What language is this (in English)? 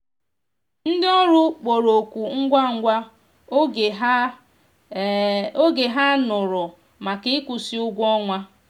Igbo